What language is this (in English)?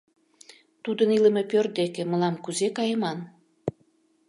Mari